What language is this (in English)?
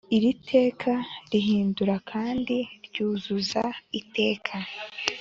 Kinyarwanda